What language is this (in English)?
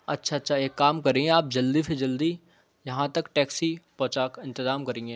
Urdu